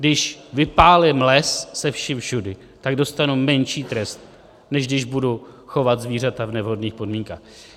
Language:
Czech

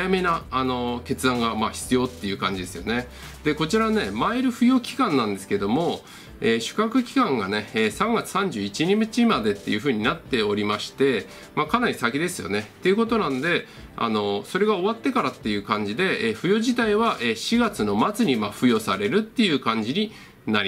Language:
Japanese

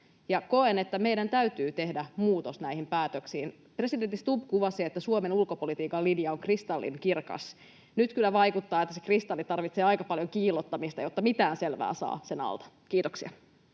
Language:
Finnish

